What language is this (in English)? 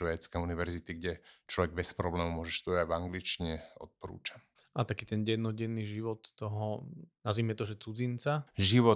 Slovak